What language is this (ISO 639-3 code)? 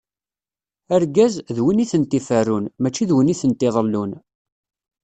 kab